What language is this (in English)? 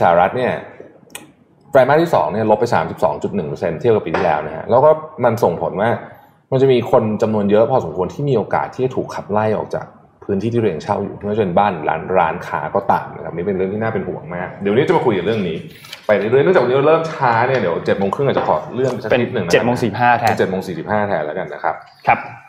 Thai